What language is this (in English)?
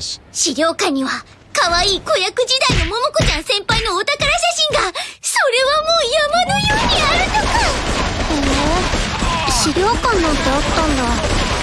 Japanese